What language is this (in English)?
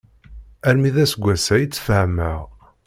Kabyle